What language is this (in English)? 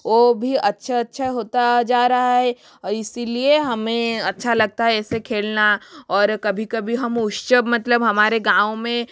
Hindi